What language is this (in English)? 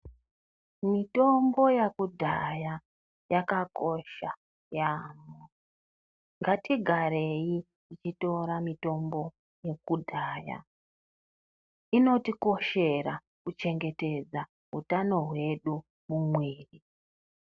Ndau